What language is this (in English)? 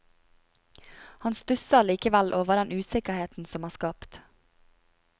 Norwegian